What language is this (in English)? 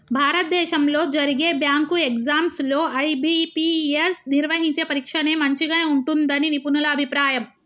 Telugu